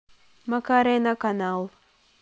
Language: Russian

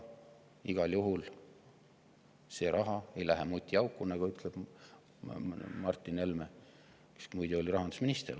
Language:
Estonian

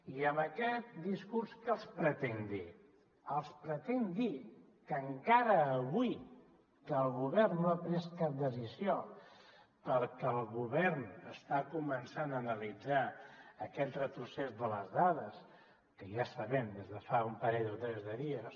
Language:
Catalan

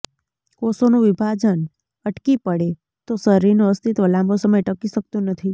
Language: Gujarati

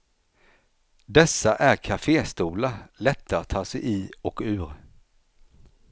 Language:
Swedish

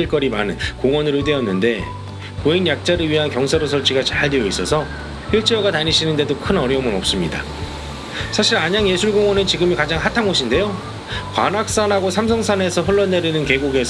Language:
Korean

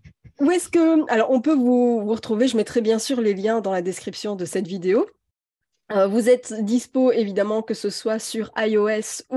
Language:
French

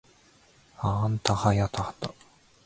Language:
Japanese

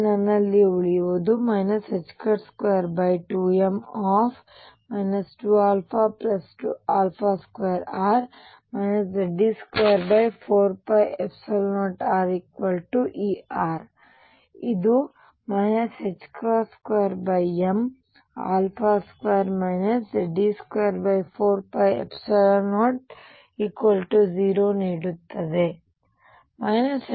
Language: Kannada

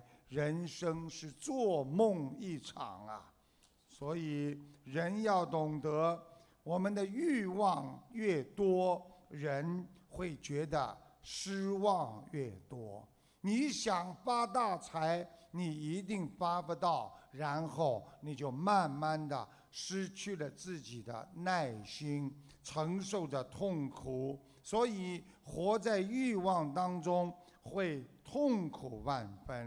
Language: Chinese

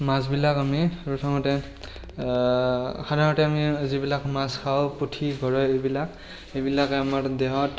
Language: Assamese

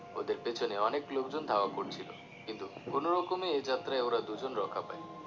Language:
Bangla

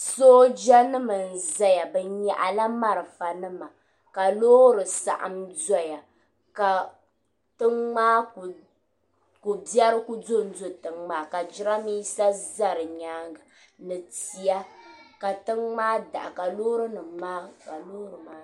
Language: Dagbani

